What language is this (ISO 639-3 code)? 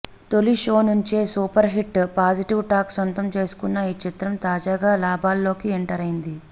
tel